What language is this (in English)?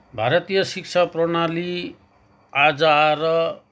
Nepali